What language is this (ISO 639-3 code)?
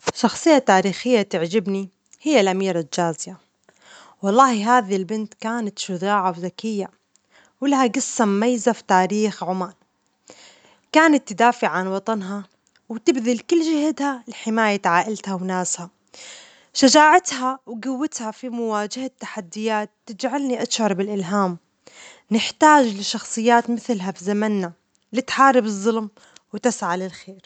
acx